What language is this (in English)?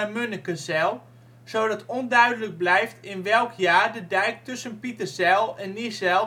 Dutch